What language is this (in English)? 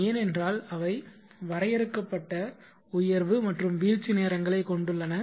Tamil